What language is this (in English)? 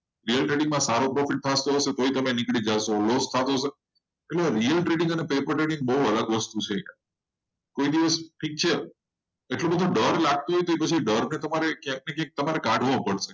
Gujarati